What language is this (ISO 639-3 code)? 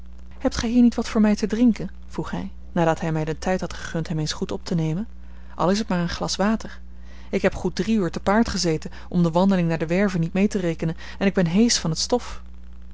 nld